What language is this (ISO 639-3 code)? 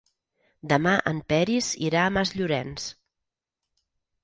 cat